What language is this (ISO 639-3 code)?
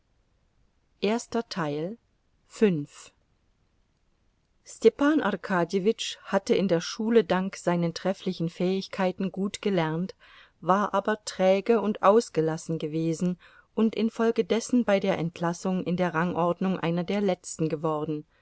deu